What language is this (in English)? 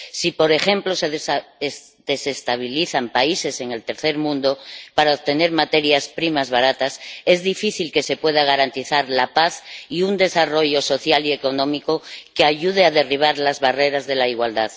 Spanish